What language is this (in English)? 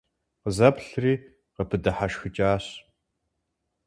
Kabardian